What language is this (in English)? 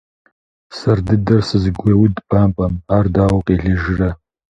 Kabardian